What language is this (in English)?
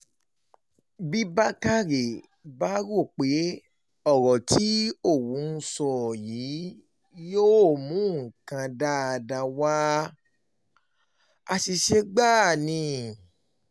Yoruba